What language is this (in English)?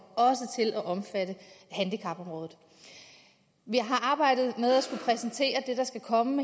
Danish